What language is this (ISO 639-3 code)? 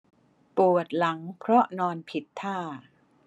tha